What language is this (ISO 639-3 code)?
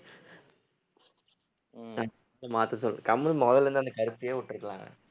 tam